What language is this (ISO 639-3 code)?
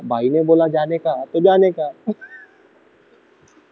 mar